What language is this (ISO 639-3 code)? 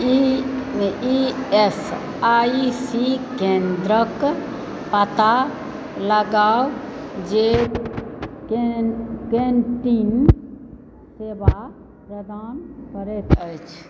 mai